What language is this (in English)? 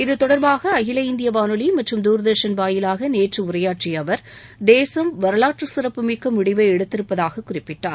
Tamil